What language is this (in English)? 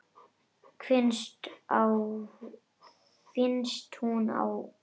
Icelandic